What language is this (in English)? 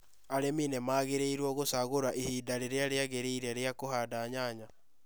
Kikuyu